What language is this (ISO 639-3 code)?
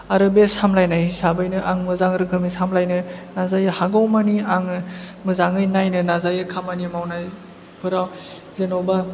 brx